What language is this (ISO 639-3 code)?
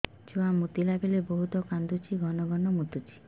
ori